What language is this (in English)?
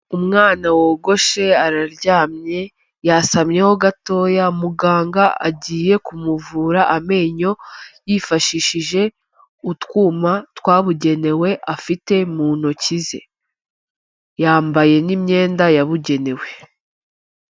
Kinyarwanda